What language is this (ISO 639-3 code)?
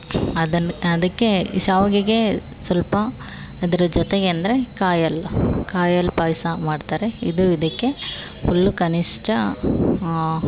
kan